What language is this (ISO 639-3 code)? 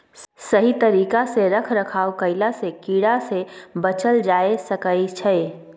mai